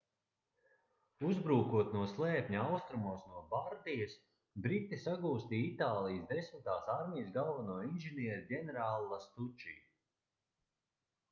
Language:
Latvian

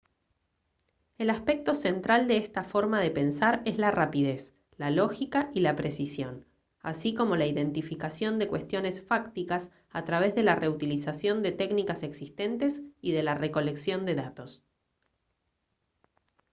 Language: Spanish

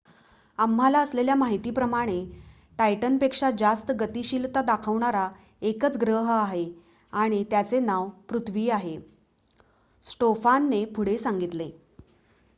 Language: Marathi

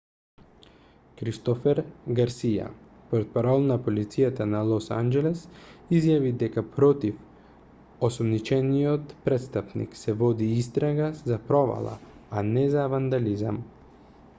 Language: Macedonian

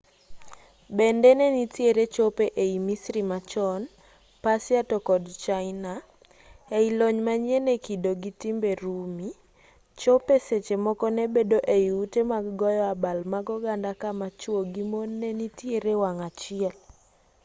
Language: Luo (Kenya and Tanzania)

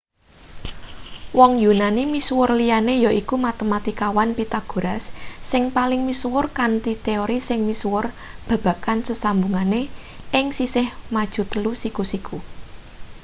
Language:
Javanese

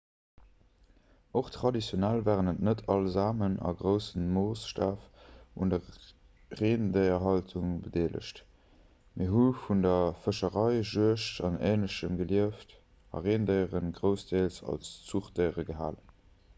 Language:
Luxembourgish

